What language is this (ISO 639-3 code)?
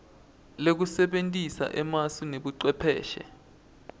ssw